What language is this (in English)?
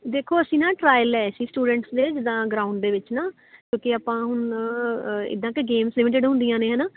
Punjabi